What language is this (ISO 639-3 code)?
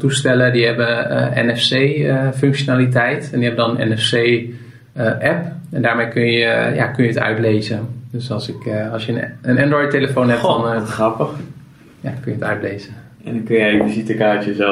nld